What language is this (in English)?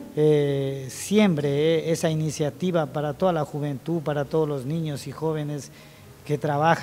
Spanish